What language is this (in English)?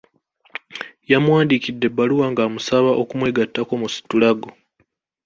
Ganda